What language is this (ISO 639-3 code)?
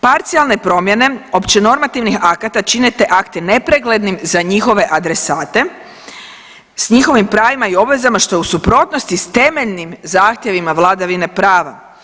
hrv